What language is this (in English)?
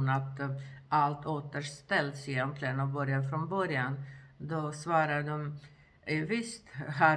Swedish